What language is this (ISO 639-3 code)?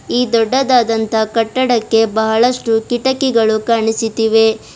kan